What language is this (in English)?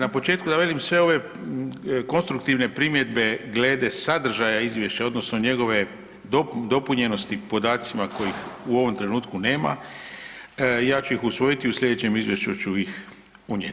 Croatian